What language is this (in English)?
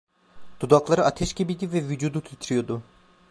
Turkish